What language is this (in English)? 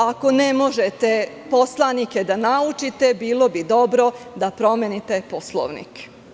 Serbian